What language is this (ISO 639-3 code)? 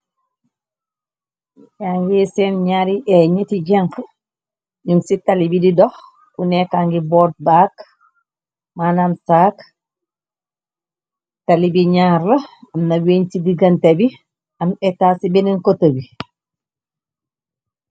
wol